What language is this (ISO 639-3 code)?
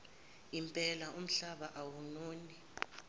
zul